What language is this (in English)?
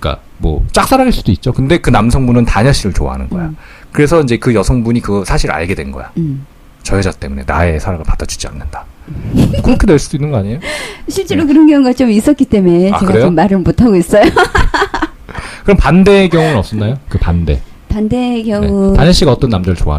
Korean